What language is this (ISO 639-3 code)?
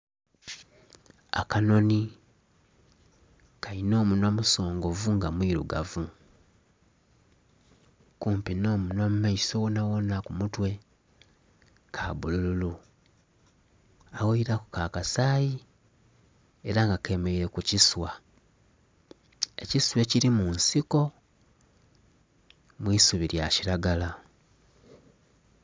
xog